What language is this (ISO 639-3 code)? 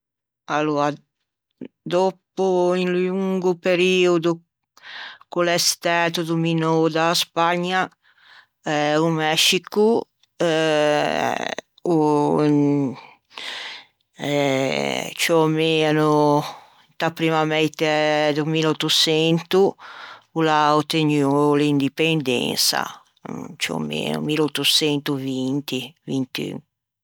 lij